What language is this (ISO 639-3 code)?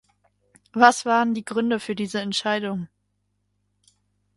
deu